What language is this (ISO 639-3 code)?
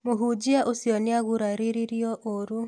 kik